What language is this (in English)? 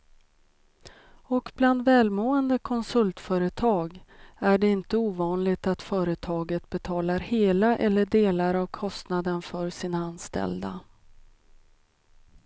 Swedish